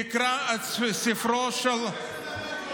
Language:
Hebrew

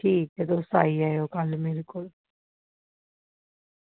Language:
Dogri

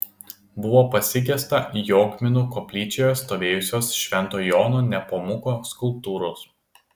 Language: Lithuanian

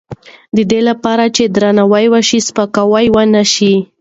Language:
Pashto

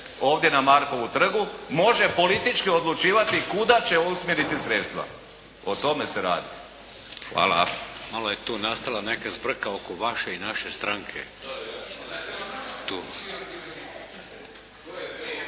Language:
Croatian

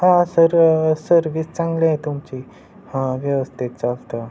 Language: Marathi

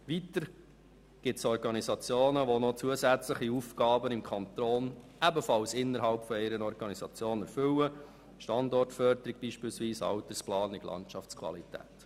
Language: Swiss German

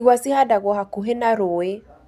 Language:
Kikuyu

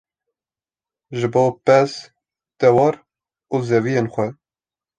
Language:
Kurdish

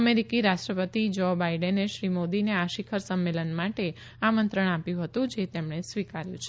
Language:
Gujarati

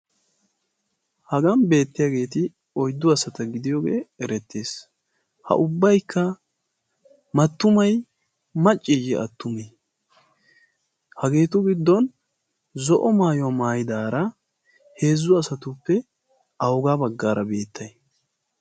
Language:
Wolaytta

